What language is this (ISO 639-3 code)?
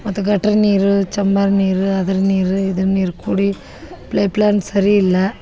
kan